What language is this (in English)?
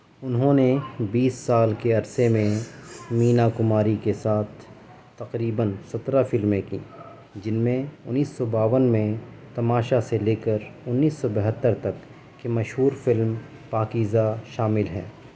Urdu